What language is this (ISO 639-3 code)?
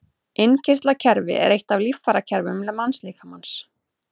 isl